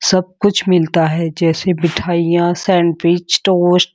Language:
Hindi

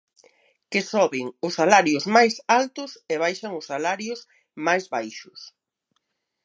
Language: Galician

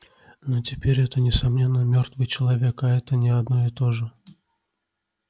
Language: Russian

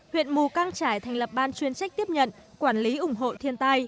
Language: Vietnamese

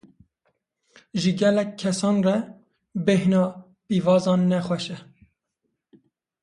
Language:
Kurdish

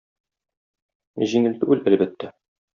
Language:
Tatar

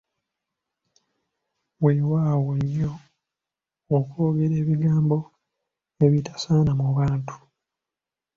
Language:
Ganda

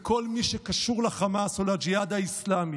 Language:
Hebrew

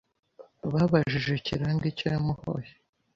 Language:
Kinyarwanda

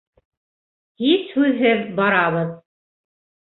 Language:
Bashkir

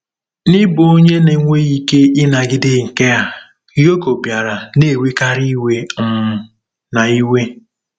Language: Igbo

